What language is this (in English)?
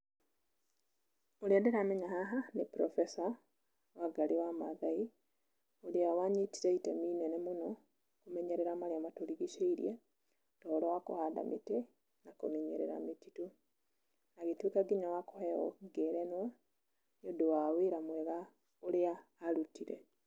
Kikuyu